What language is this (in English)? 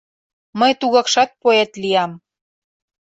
Mari